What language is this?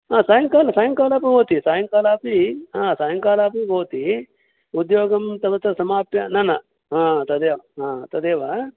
Sanskrit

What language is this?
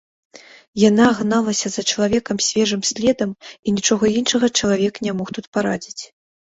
Belarusian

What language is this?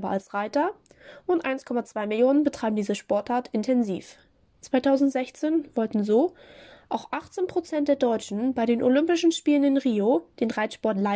German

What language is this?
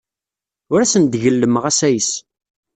Kabyle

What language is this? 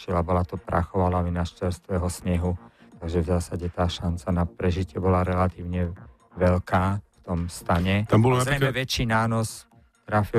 Slovak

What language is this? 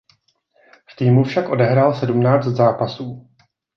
Czech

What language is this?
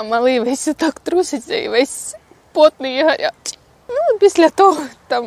Ukrainian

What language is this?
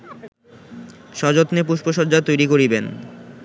Bangla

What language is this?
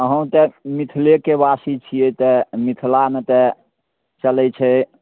Maithili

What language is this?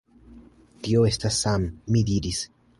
Esperanto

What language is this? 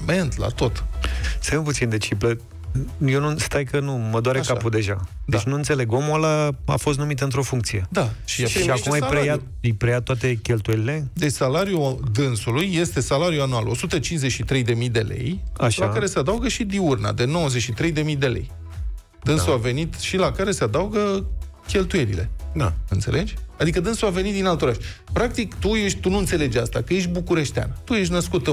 Romanian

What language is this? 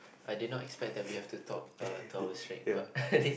English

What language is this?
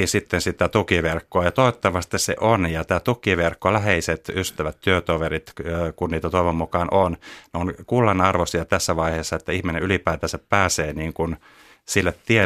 Finnish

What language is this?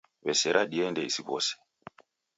Taita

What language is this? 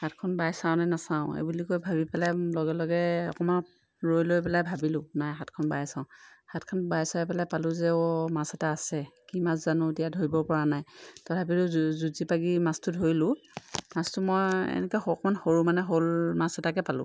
Assamese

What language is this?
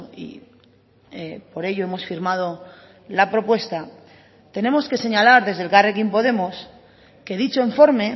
Spanish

